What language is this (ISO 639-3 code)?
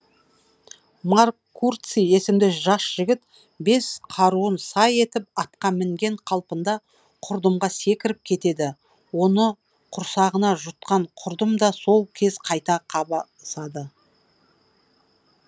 kaz